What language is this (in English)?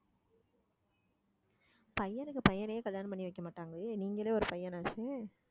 Tamil